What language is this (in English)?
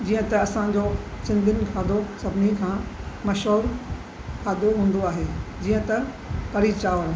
Sindhi